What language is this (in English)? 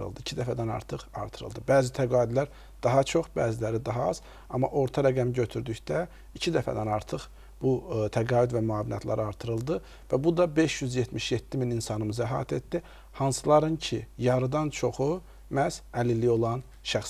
Arabic